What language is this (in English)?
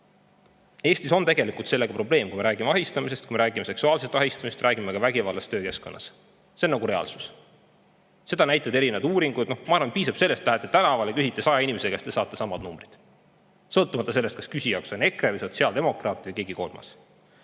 Estonian